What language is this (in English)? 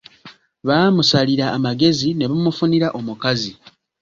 Ganda